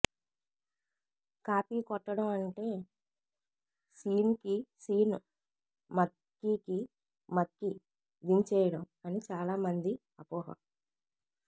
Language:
Telugu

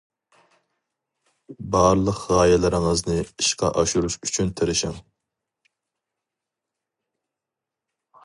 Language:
Uyghur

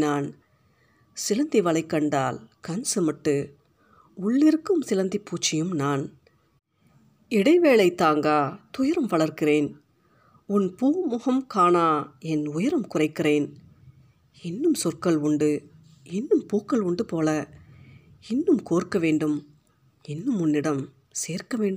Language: Tamil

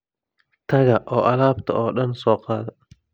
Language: Somali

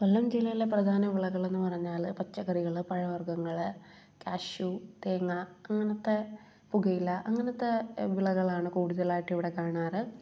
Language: Malayalam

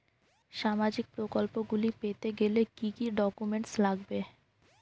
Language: Bangla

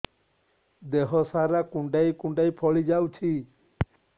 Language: Odia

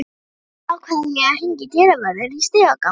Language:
Icelandic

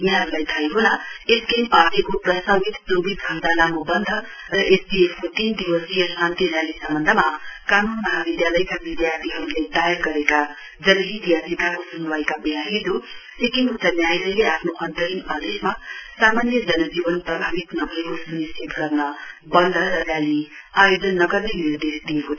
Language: Nepali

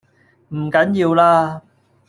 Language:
Cantonese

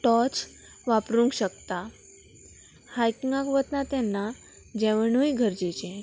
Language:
Konkani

